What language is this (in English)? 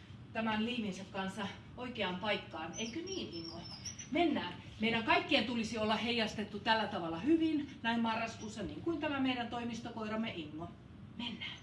Finnish